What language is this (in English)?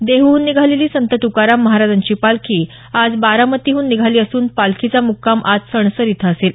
Marathi